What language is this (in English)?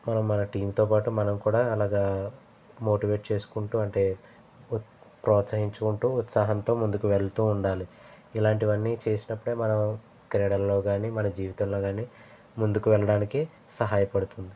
Telugu